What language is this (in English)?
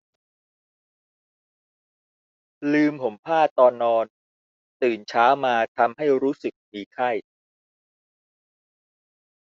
Thai